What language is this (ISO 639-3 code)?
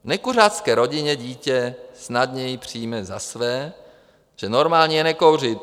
ces